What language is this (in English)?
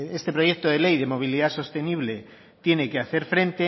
Spanish